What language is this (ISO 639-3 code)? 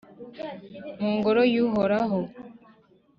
kin